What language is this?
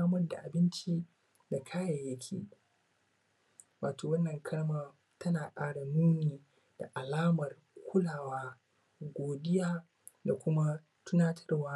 Hausa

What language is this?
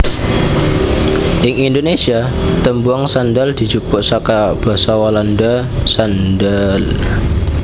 Javanese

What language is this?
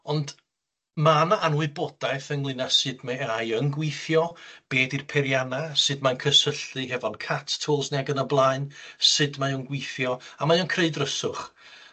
Welsh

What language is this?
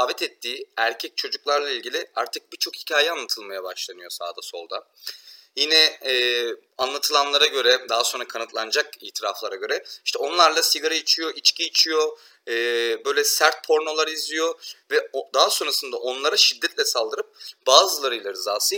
Turkish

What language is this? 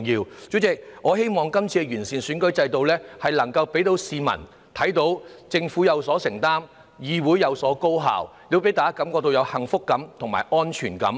Cantonese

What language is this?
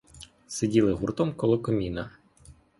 Ukrainian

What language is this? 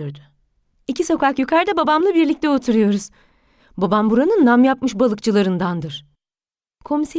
Turkish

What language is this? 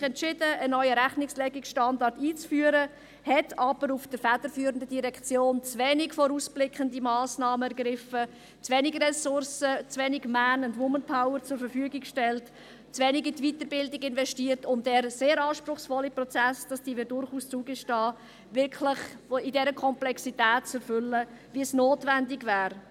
Swiss German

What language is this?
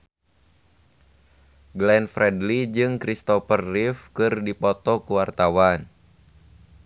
Sundanese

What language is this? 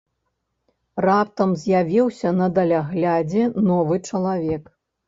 Belarusian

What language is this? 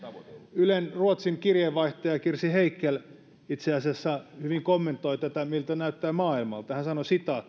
Finnish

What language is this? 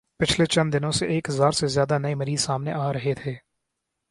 Urdu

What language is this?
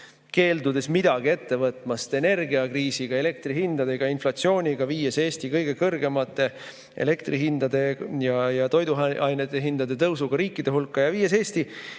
Estonian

